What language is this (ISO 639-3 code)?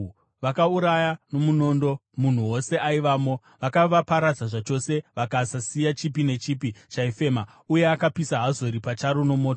sna